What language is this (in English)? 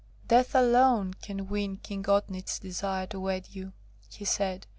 English